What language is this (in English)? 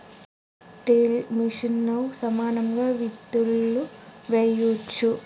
Telugu